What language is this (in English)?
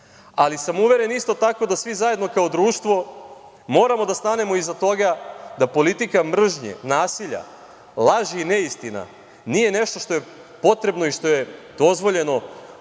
Serbian